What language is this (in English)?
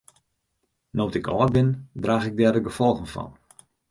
Western Frisian